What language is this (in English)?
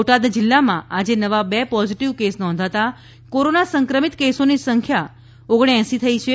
Gujarati